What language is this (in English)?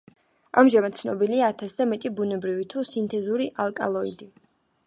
Georgian